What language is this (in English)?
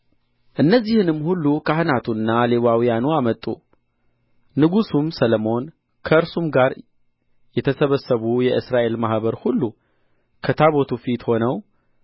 Amharic